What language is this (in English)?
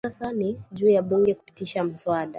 Swahili